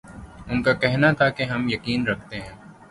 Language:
Urdu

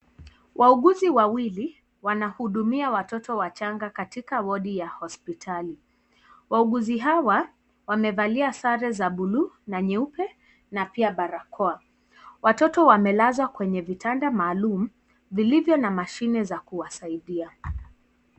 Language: Swahili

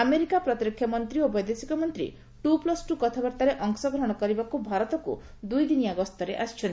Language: Odia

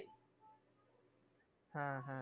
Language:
Bangla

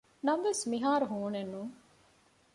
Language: Divehi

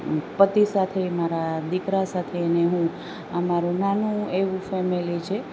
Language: Gujarati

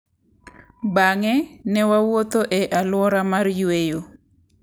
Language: Luo (Kenya and Tanzania)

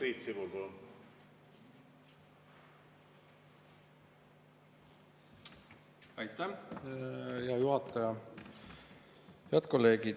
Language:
Estonian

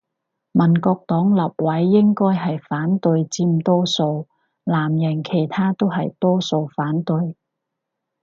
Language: Cantonese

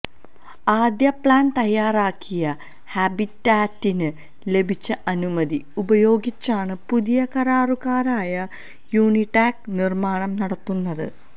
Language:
Malayalam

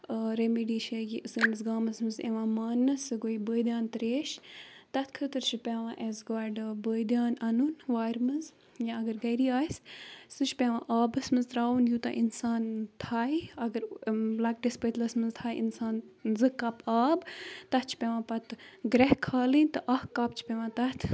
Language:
Kashmiri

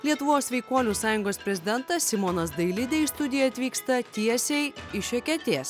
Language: Lithuanian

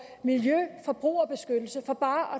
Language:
Danish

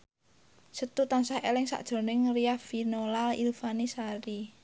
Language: Javanese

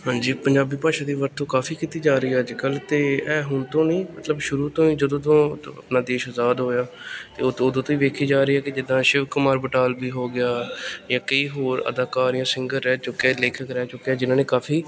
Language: Punjabi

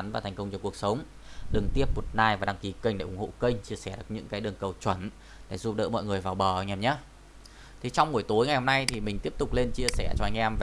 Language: Vietnamese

